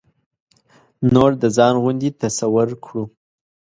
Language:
Pashto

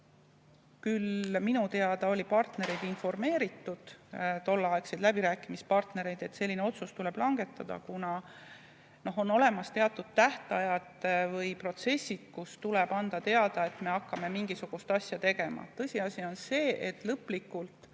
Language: Estonian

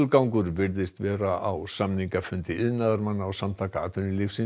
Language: Icelandic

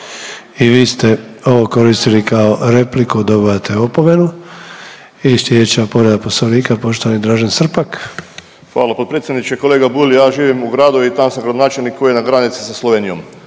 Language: Croatian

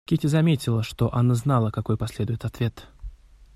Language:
Russian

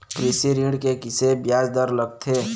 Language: Chhattisgarhi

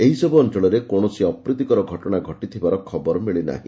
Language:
Odia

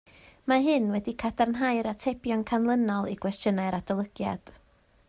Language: Welsh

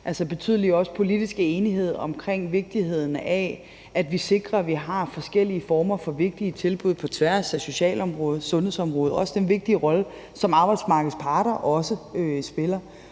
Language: Danish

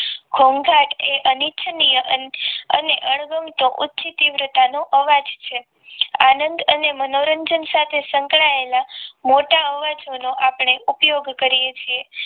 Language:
Gujarati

